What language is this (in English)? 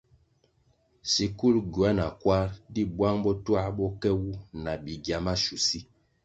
Kwasio